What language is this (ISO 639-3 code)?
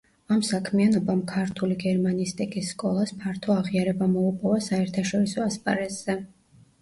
kat